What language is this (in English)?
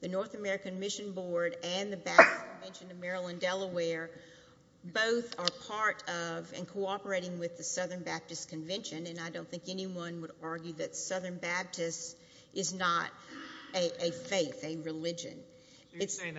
English